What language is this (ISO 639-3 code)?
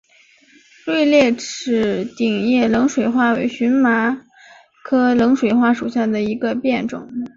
zho